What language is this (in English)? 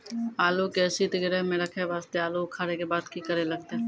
Maithili